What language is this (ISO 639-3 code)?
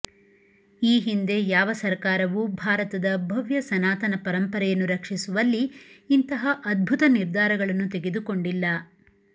kan